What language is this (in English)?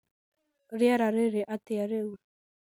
Kikuyu